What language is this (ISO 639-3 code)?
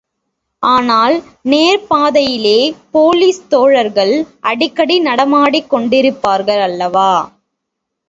tam